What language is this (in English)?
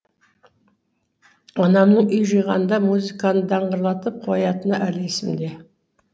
Kazakh